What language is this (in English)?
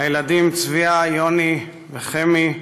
Hebrew